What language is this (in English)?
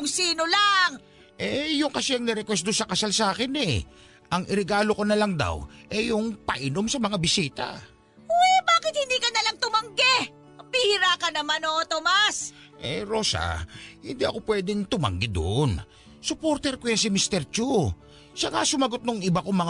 Filipino